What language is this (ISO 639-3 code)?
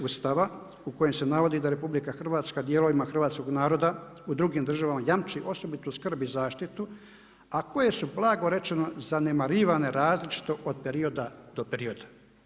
hrv